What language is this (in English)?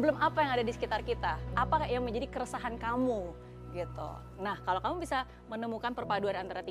Indonesian